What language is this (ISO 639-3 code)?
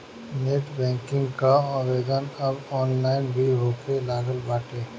bho